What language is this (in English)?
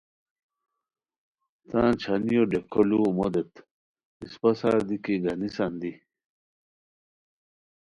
Khowar